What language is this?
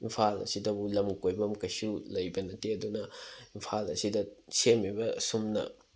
Manipuri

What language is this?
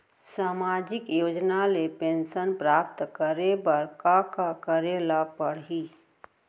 Chhattisgarhi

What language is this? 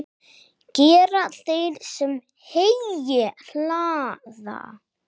Icelandic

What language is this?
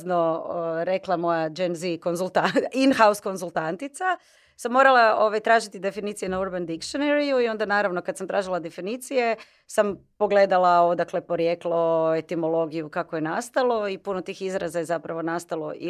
Croatian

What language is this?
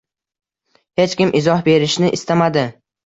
Uzbek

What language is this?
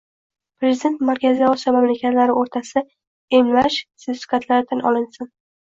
Uzbek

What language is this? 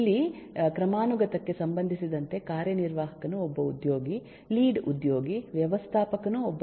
Kannada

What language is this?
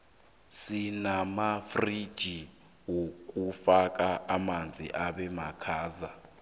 South Ndebele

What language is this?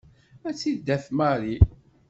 Kabyle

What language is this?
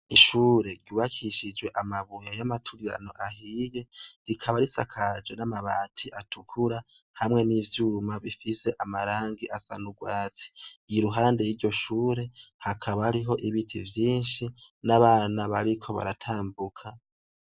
Rundi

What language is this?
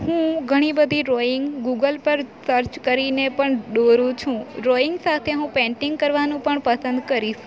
Gujarati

